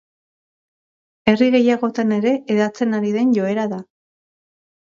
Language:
Basque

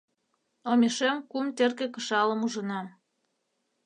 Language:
Mari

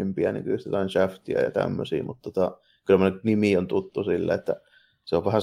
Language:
Finnish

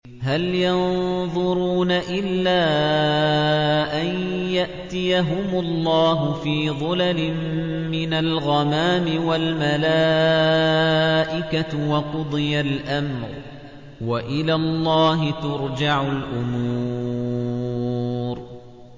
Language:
Arabic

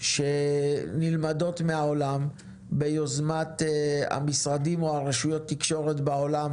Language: Hebrew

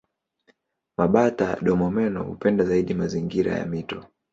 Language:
Swahili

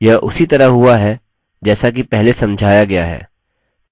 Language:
Hindi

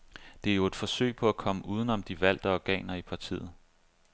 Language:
Danish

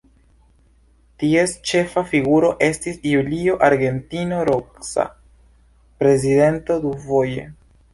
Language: Esperanto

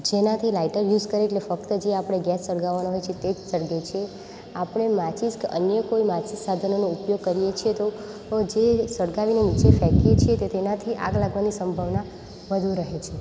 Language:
Gujarati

